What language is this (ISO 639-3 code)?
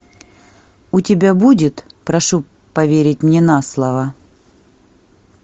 rus